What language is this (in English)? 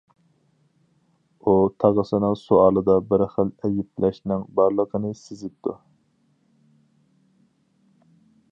Uyghur